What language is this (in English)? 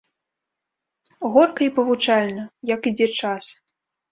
Belarusian